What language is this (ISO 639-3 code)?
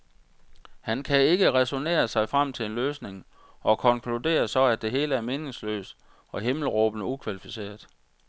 dan